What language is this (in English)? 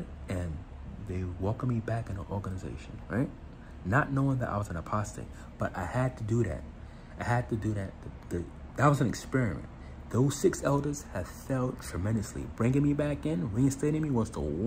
English